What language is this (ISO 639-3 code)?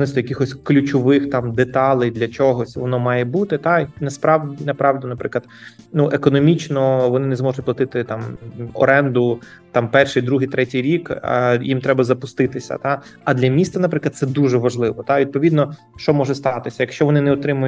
ukr